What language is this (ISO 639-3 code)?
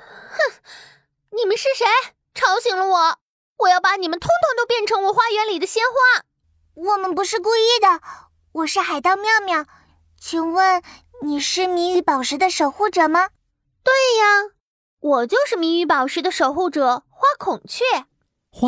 zho